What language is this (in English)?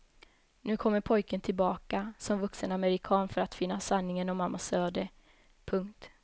Swedish